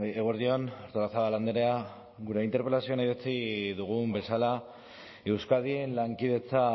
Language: Basque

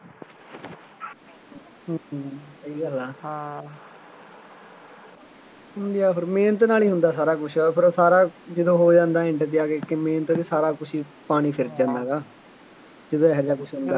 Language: Punjabi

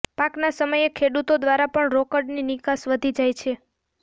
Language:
Gujarati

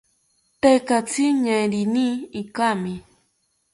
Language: South Ucayali Ashéninka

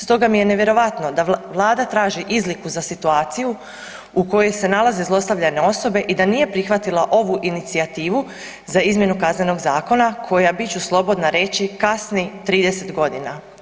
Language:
Croatian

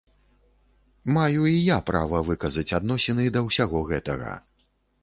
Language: Belarusian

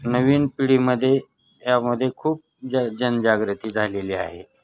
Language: Marathi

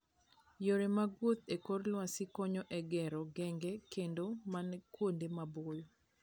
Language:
Luo (Kenya and Tanzania)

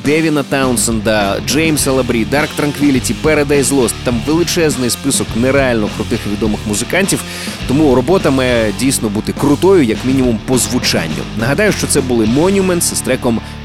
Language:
Ukrainian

